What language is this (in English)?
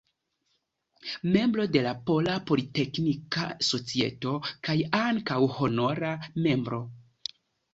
Esperanto